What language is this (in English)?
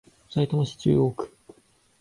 Japanese